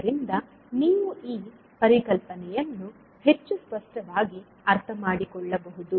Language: Kannada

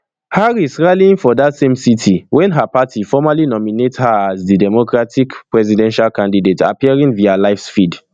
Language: Nigerian Pidgin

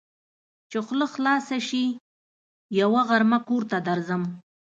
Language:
Pashto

